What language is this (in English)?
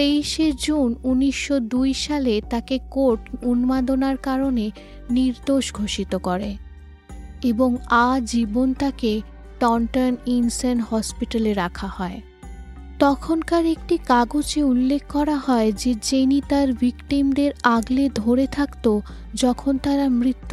Bangla